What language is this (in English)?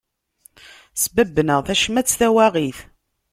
Kabyle